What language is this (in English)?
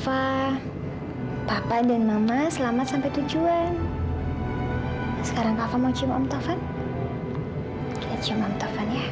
Indonesian